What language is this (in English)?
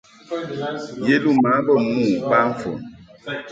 Mungaka